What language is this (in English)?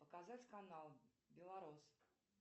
Russian